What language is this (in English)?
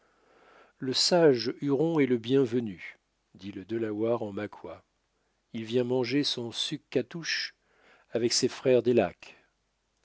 French